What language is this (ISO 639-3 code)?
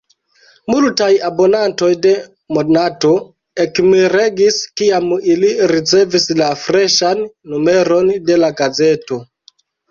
epo